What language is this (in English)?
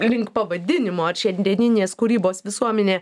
Lithuanian